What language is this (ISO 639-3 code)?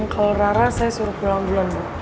ind